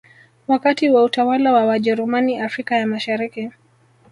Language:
Swahili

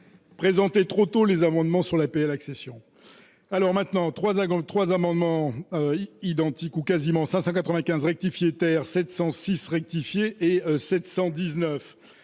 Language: French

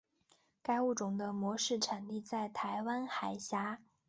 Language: Chinese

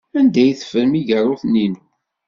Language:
Kabyle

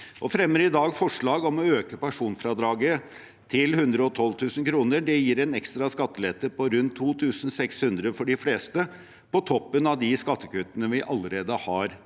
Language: Norwegian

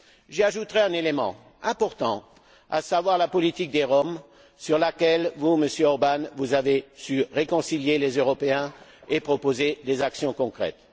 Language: French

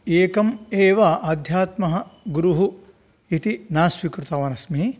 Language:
Sanskrit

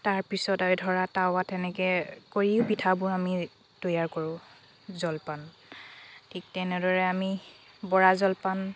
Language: Assamese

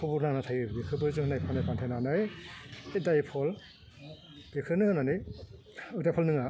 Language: Bodo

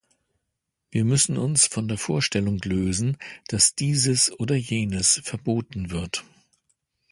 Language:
German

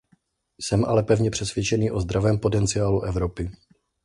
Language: Czech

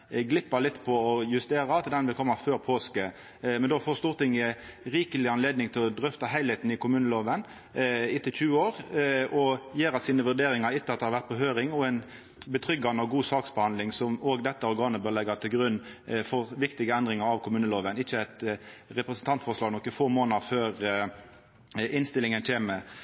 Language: Norwegian Nynorsk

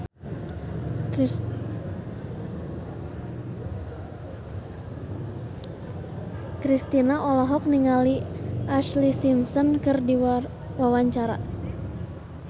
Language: Sundanese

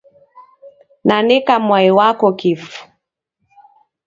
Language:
Taita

